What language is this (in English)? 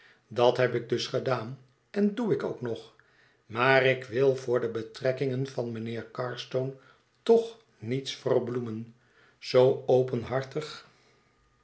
Dutch